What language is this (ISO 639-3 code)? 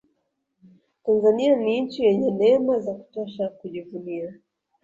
swa